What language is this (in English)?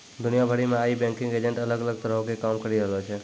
Maithili